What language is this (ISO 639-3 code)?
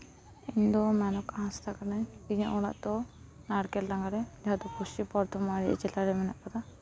sat